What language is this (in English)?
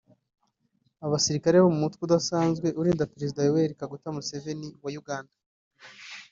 Kinyarwanda